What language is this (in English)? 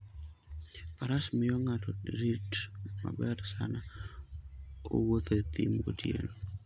Luo (Kenya and Tanzania)